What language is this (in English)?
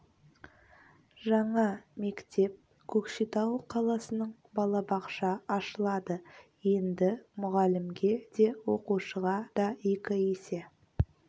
Kazakh